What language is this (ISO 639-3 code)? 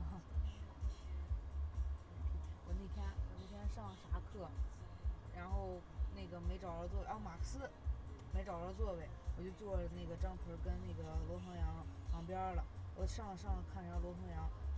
zho